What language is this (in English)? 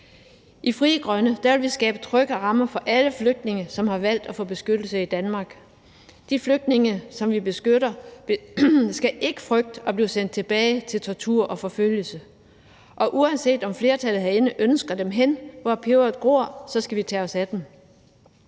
Danish